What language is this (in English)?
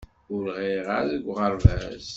Kabyle